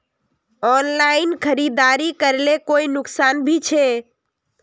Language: Magahi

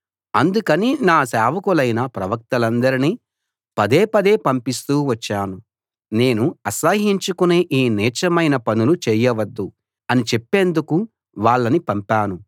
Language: Telugu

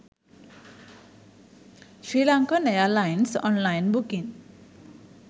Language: Sinhala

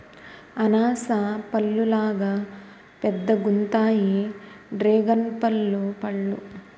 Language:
Telugu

